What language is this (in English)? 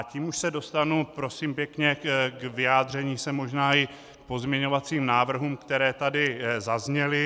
Czech